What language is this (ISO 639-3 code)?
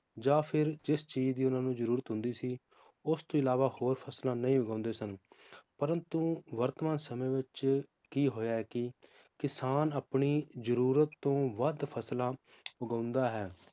pan